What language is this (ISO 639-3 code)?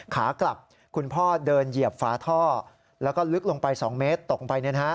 tha